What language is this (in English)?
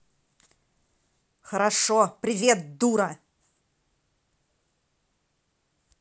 Russian